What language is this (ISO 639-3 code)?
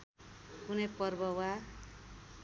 nep